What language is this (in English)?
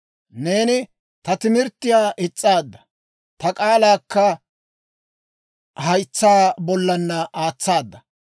Dawro